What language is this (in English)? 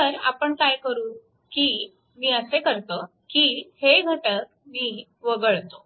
Marathi